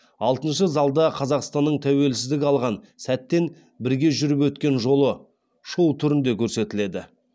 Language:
Kazakh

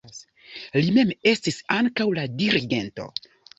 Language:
Esperanto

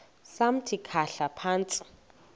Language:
Xhosa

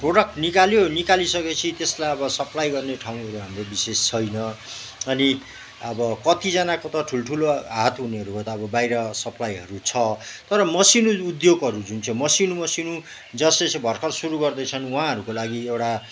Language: Nepali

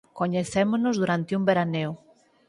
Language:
Galician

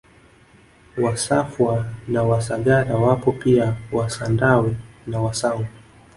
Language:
Swahili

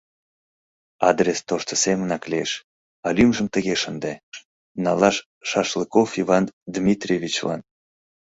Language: Mari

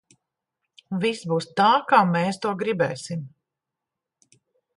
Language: Latvian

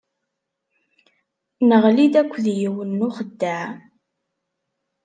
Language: Kabyle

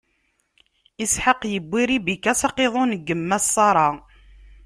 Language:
Kabyle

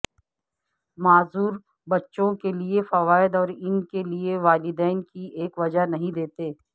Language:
Urdu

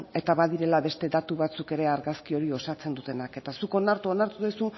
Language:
Basque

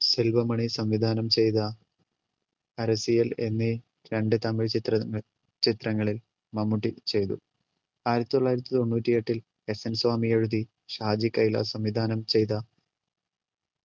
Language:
Malayalam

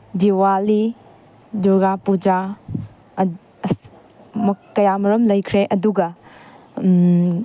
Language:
Manipuri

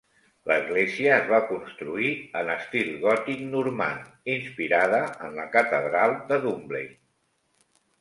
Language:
Catalan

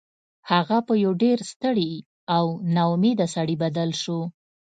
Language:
Pashto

